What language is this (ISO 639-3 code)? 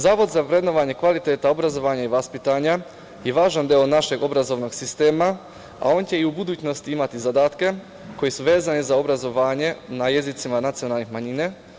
srp